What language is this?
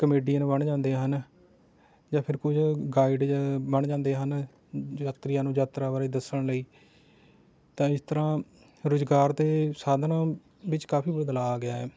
Punjabi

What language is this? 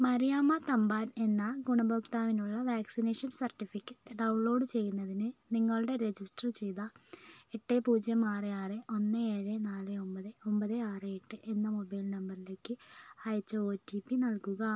Malayalam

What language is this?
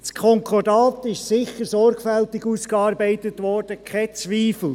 Swiss German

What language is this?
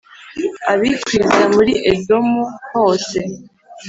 Kinyarwanda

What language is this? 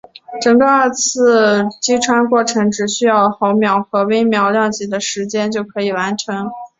Chinese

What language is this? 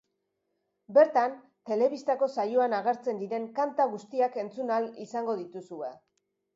Basque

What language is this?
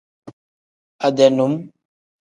Tem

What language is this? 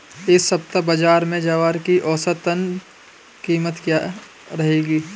Hindi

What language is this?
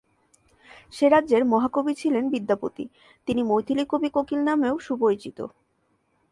Bangla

